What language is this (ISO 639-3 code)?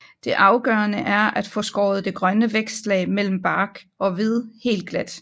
dan